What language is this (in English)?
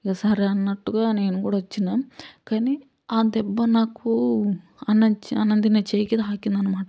Telugu